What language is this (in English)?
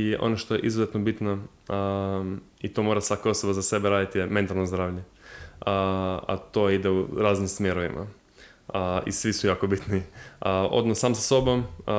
Croatian